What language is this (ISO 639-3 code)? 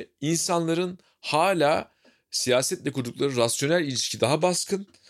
tur